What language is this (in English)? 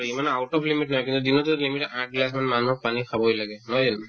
Assamese